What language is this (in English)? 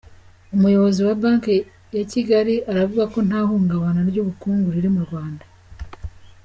Kinyarwanda